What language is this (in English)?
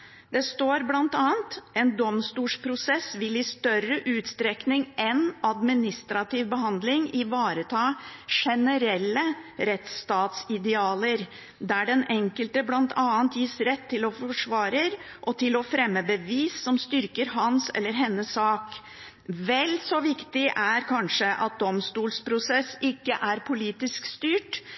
Norwegian Bokmål